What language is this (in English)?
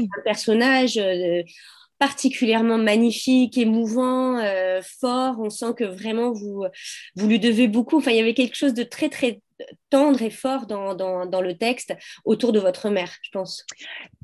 French